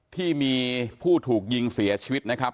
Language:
Thai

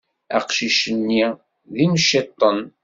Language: Kabyle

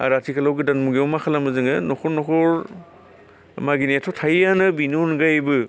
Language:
Bodo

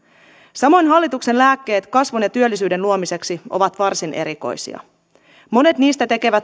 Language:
Finnish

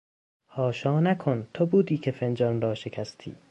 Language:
Persian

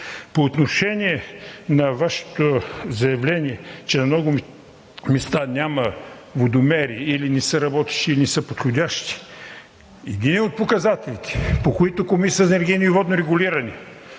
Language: Bulgarian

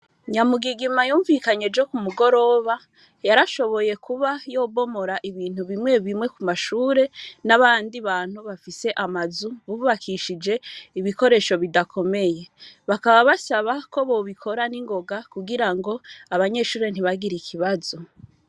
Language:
Rundi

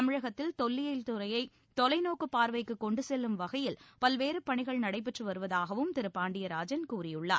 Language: Tamil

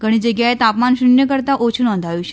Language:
Gujarati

